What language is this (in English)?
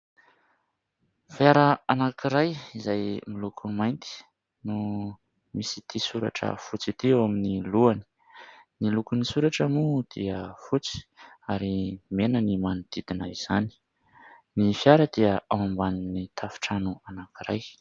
Malagasy